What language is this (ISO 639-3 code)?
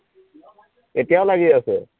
asm